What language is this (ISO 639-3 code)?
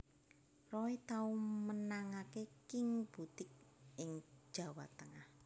jav